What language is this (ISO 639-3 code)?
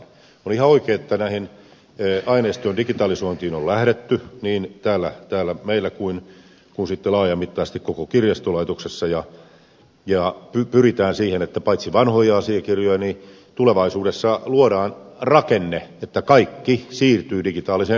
fin